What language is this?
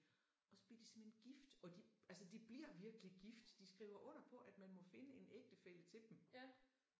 Danish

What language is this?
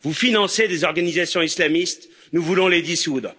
French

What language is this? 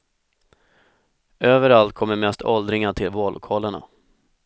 Swedish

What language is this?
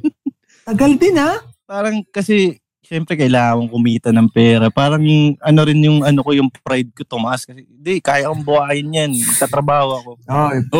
Filipino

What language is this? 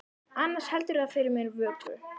Icelandic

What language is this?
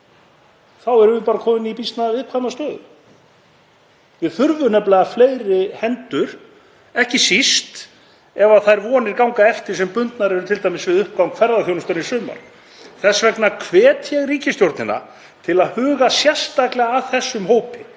Icelandic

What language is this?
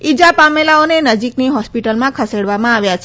Gujarati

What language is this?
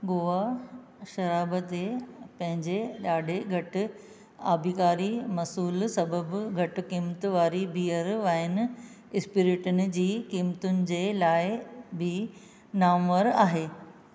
Sindhi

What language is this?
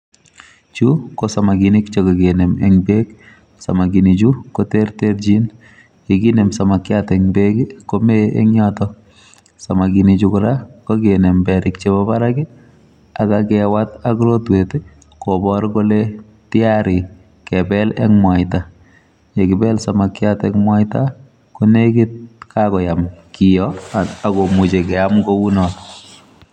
Kalenjin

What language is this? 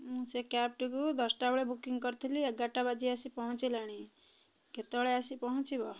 Odia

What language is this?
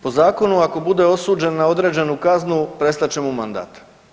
Croatian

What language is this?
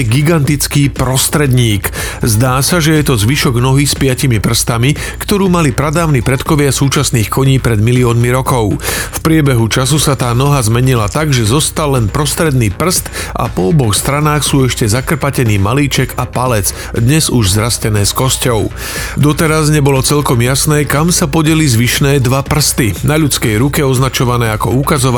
Slovak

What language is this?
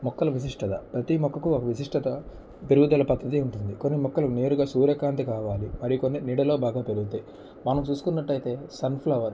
Telugu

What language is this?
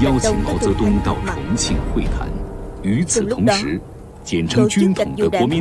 Vietnamese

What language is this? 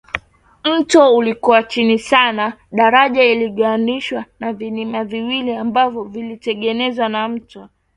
Swahili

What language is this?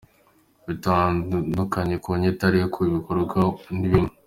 Kinyarwanda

